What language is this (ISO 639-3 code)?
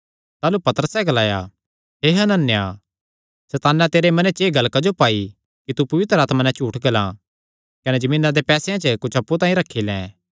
xnr